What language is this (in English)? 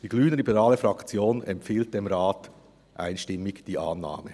Swiss German